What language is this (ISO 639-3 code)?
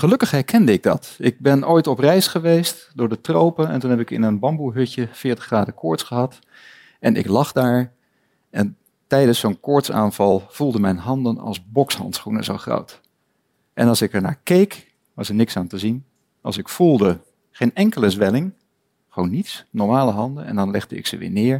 nld